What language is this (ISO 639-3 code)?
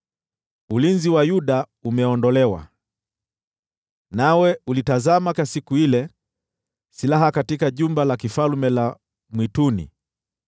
swa